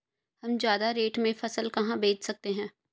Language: Hindi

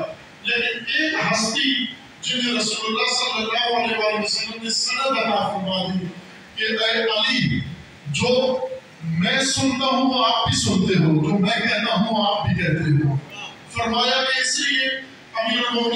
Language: Arabic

